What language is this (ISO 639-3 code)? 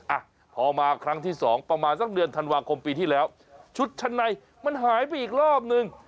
tha